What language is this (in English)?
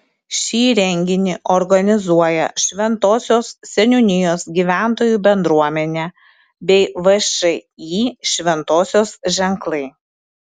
Lithuanian